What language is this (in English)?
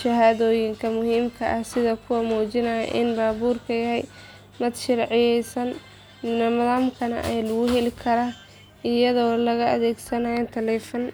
Somali